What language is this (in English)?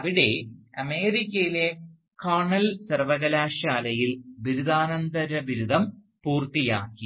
Malayalam